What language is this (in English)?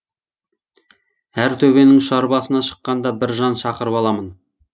Kazakh